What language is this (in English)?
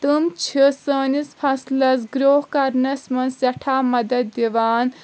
Kashmiri